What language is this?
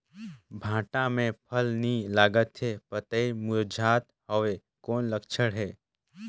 Chhattisgarhi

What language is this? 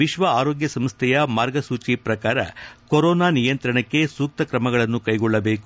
Kannada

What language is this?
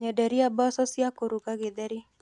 Kikuyu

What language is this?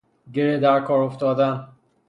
Persian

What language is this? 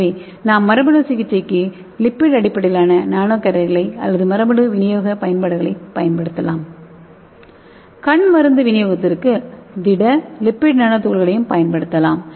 Tamil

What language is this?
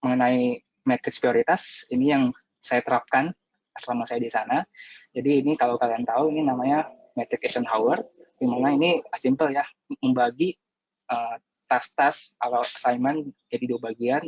Indonesian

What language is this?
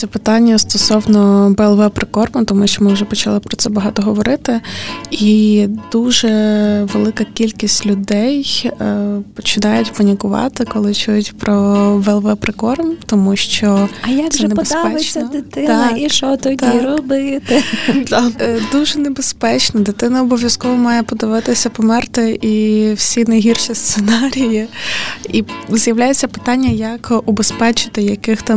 Ukrainian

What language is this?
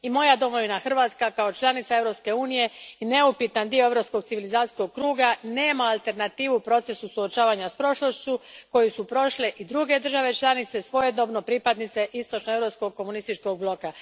Croatian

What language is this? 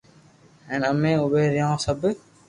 Loarki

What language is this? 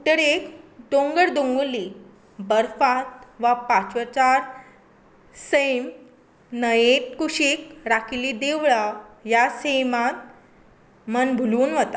Konkani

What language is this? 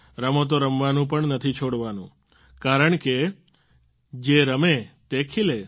Gujarati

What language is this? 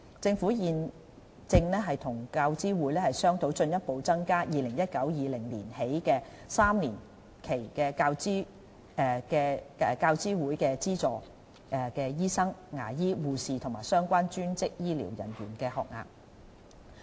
Cantonese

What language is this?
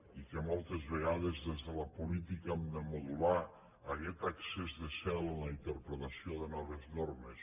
Catalan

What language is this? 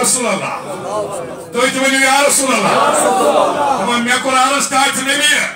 Romanian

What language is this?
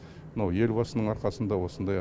Kazakh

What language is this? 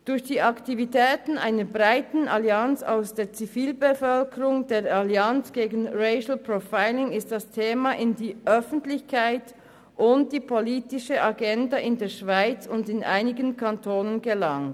Swiss German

